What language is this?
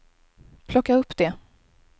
Swedish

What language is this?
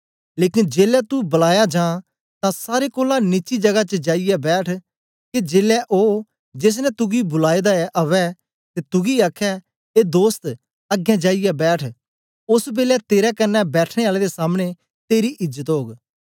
Dogri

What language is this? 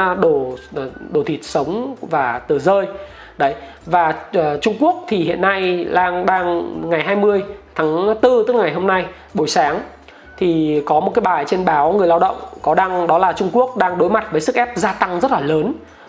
Vietnamese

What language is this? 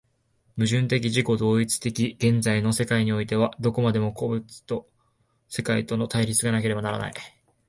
Japanese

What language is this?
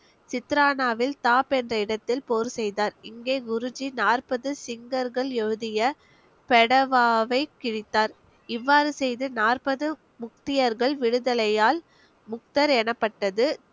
Tamil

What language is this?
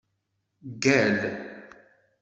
Kabyle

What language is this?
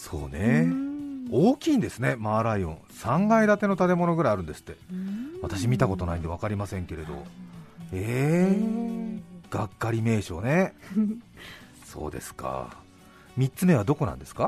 Japanese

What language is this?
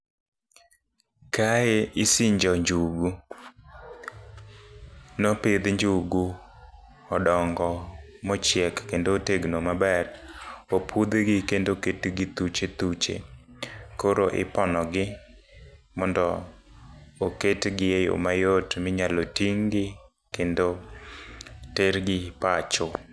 Luo (Kenya and Tanzania)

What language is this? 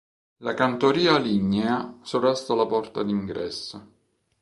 Italian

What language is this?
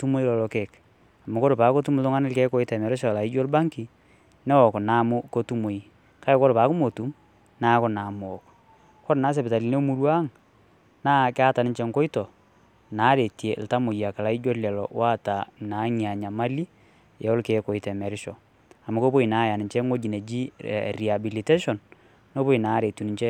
Masai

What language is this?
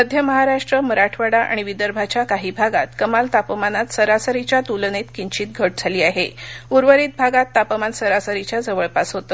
Marathi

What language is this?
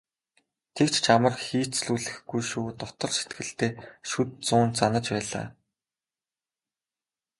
Mongolian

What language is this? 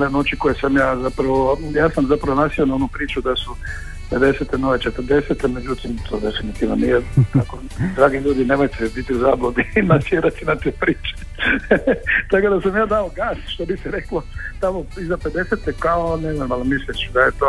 Croatian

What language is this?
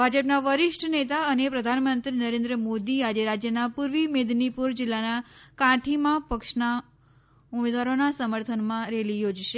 Gujarati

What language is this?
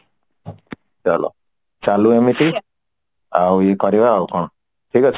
Odia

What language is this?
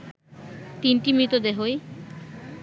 Bangla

